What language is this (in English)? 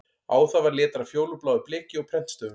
Icelandic